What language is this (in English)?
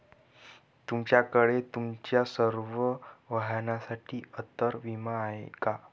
Marathi